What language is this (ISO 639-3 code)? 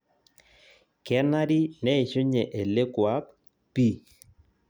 mas